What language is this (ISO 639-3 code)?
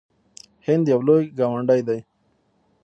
pus